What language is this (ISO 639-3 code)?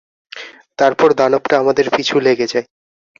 ben